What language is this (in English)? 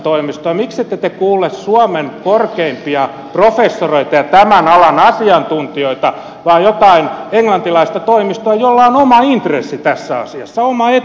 Finnish